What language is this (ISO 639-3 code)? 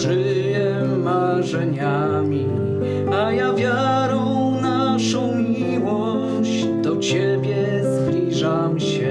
pol